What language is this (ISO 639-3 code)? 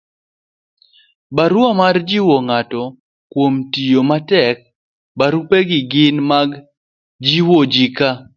luo